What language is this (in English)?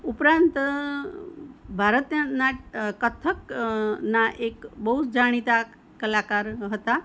Gujarati